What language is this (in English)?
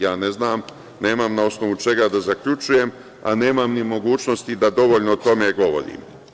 Serbian